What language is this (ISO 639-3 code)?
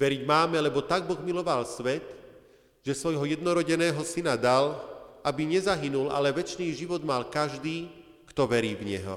slk